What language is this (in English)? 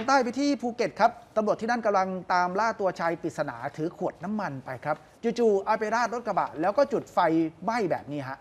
Thai